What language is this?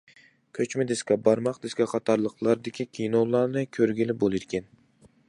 Uyghur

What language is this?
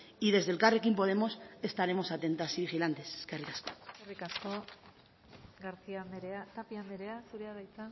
Basque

